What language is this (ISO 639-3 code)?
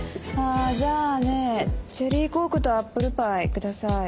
jpn